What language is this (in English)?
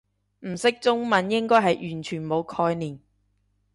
Cantonese